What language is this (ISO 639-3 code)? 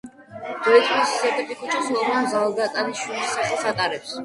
kat